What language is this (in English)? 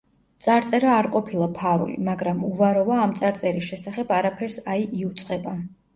Georgian